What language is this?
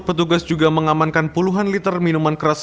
Indonesian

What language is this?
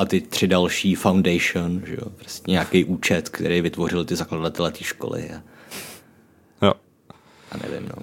Czech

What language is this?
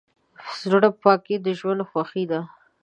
Pashto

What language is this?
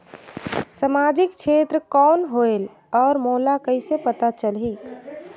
Chhattisgarhi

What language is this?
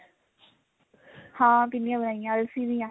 Punjabi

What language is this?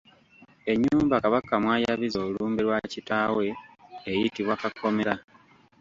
Ganda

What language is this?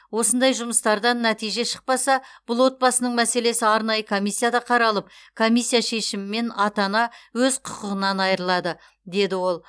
Kazakh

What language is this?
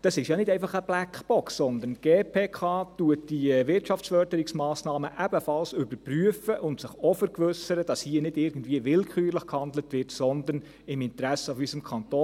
Swiss German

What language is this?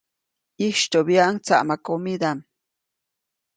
Copainalá Zoque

